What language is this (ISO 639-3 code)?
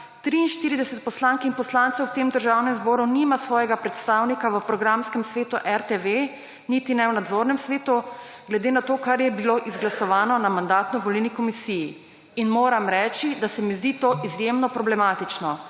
slv